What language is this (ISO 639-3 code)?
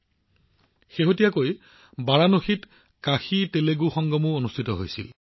asm